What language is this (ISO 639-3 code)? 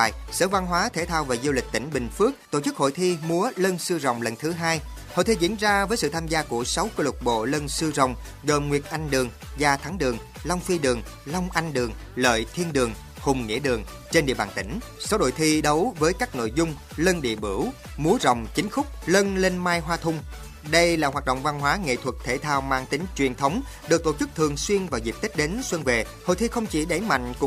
vie